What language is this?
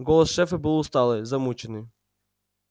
Russian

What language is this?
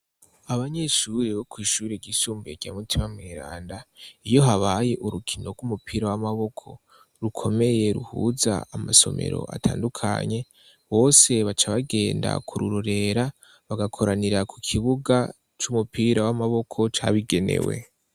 Rundi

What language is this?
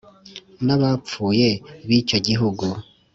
Kinyarwanda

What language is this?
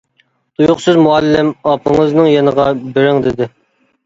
Uyghur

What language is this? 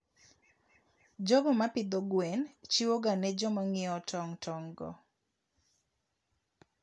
Luo (Kenya and Tanzania)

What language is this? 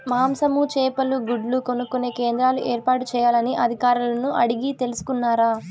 Telugu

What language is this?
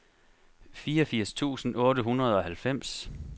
Danish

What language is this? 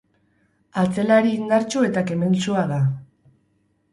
Basque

